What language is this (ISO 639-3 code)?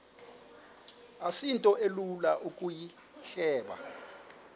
xho